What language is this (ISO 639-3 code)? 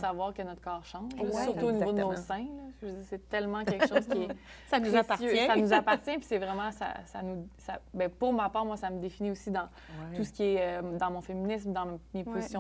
fra